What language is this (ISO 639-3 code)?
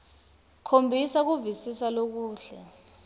ssw